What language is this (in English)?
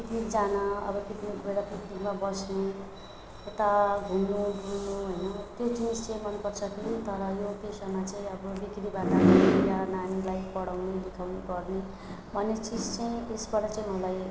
Nepali